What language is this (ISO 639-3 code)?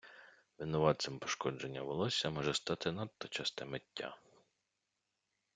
ukr